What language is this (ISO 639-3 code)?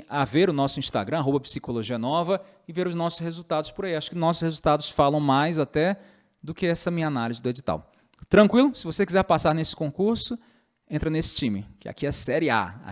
por